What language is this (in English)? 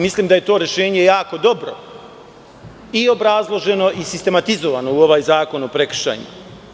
Serbian